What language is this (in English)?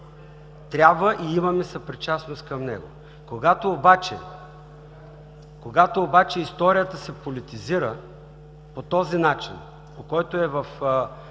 Bulgarian